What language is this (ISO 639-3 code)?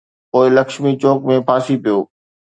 snd